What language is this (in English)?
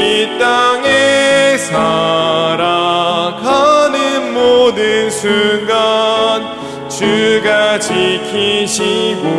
Korean